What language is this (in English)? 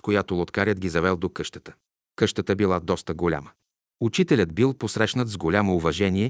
Bulgarian